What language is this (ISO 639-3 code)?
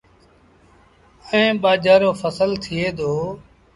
sbn